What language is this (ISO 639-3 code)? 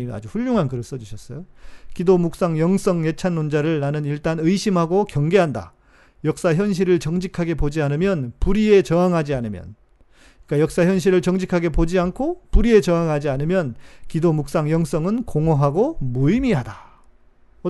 kor